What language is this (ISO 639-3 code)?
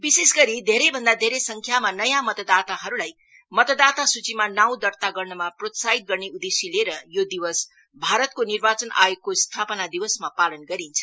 nep